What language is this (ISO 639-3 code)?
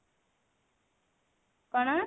ori